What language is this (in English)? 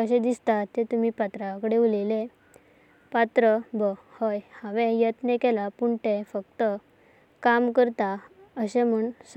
Konkani